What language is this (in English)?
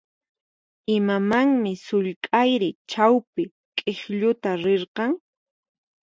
Puno Quechua